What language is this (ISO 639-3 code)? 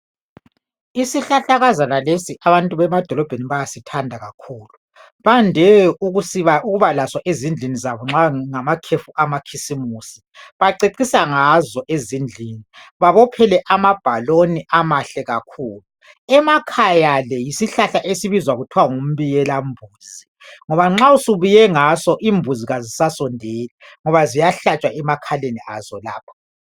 nde